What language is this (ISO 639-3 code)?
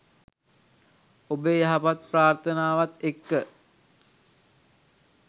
sin